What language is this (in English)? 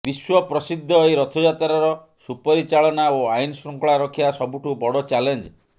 Odia